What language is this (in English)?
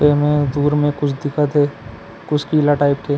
Chhattisgarhi